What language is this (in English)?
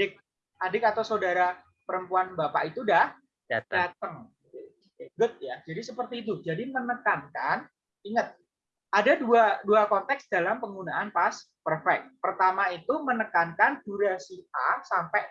Indonesian